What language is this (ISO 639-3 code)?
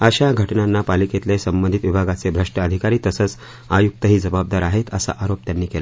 mar